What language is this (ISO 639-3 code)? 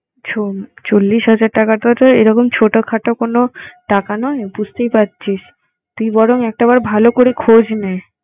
ben